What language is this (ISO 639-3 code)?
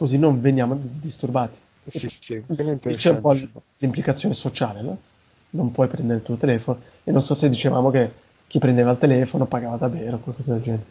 ita